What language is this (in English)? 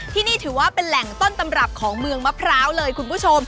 Thai